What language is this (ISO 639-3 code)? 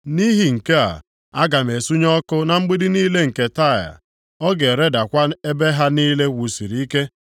ibo